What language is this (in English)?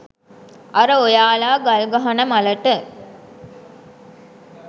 Sinhala